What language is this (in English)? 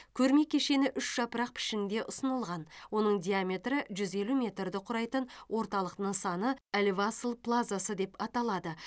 Kazakh